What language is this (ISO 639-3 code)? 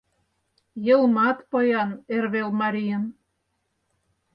chm